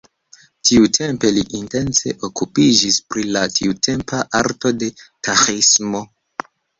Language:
Esperanto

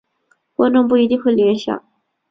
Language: Chinese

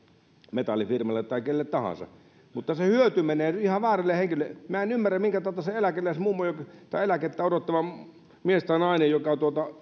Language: Finnish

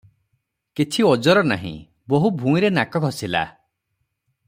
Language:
Odia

